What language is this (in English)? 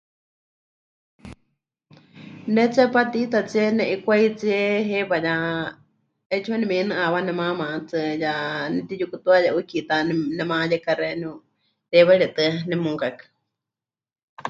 Huichol